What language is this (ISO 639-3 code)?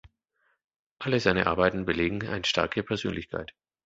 deu